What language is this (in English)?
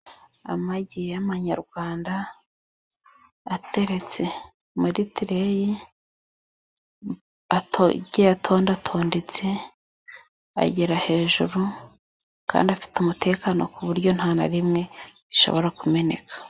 Kinyarwanda